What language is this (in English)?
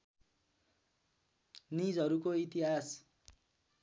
Nepali